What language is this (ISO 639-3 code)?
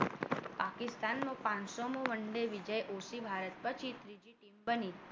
guj